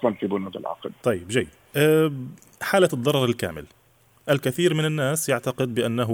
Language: Arabic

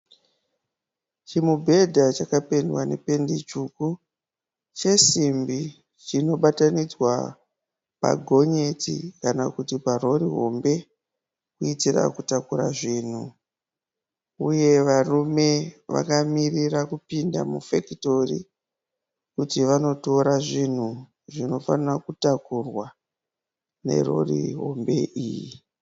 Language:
Shona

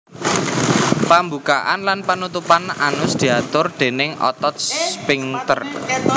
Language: Javanese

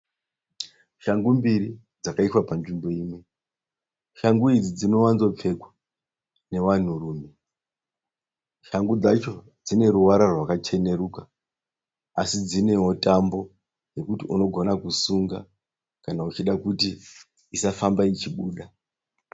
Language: Shona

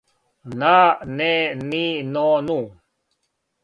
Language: Serbian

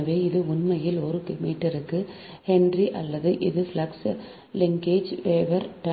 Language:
Tamil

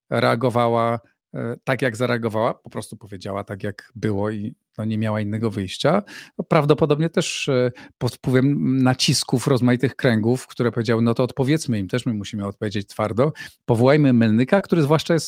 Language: Polish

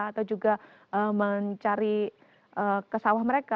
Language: Indonesian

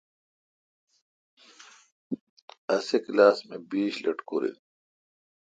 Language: Kalkoti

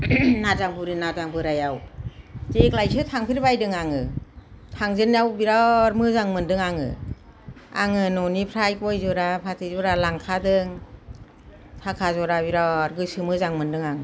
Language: Bodo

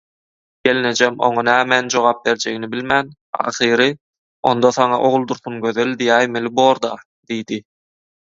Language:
Turkmen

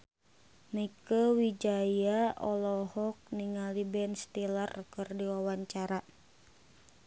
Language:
Sundanese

